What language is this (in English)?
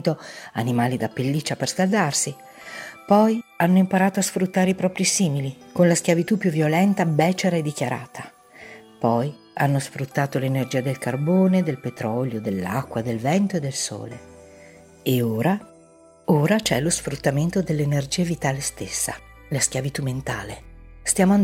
Italian